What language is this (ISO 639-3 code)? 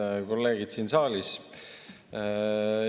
est